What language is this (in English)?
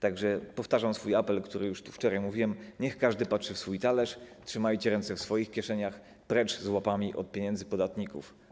Polish